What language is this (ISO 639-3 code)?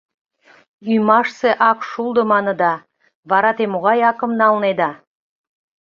chm